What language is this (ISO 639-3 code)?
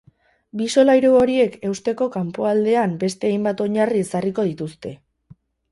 eus